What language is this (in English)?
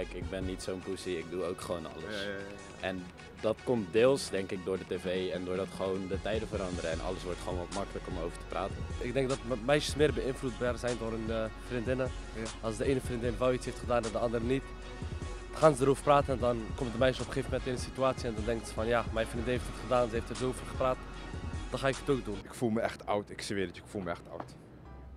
Dutch